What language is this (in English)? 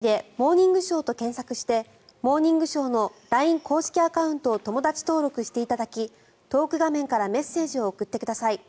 Japanese